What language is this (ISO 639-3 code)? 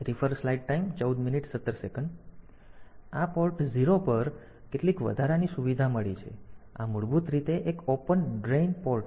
guj